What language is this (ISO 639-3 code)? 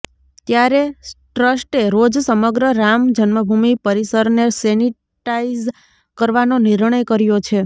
guj